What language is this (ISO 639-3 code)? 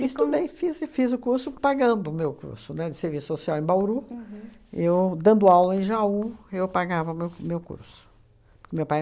por